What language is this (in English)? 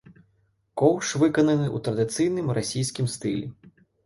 Belarusian